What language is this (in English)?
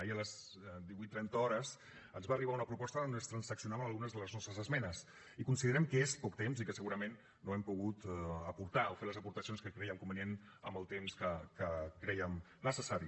Catalan